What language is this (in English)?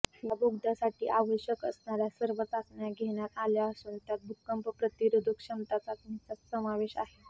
Marathi